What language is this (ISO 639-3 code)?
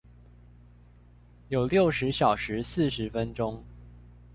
zho